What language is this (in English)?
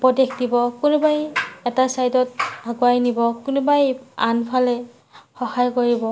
Assamese